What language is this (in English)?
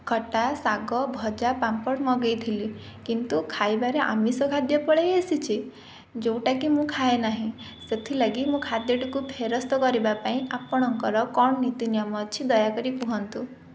Odia